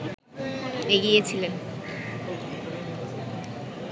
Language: Bangla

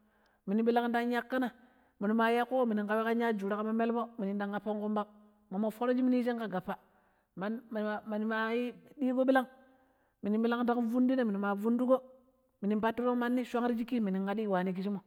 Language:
Pero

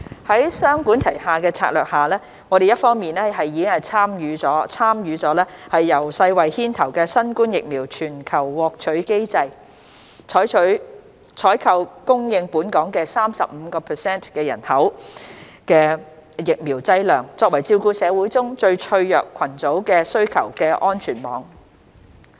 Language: Cantonese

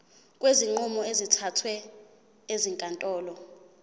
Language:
Zulu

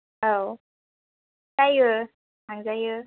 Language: Bodo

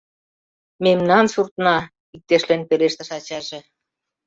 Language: Mari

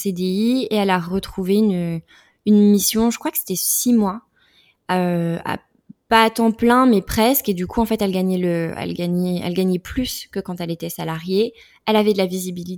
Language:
French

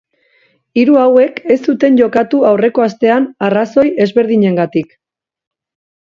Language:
Basque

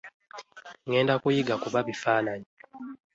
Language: Ganda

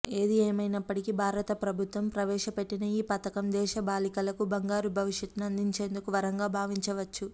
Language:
Telugu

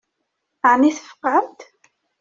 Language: Kabyle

